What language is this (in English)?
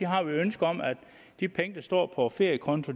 Danish